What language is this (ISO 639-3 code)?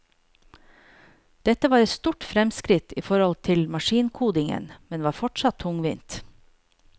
nor